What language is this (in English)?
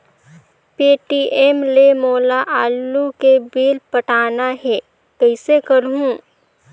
Chhattisgarhi